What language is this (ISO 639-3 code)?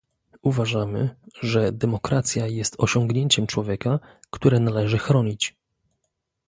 pol